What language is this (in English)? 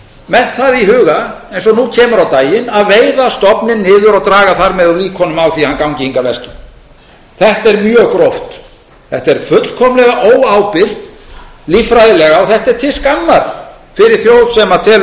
Icelandic